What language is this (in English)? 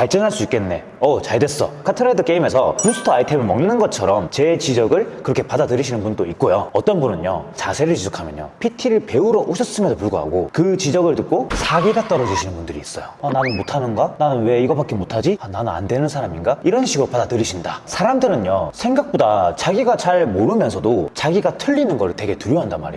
Korean